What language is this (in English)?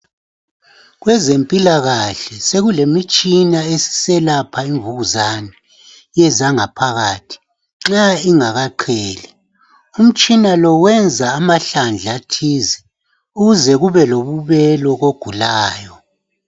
North Ndebele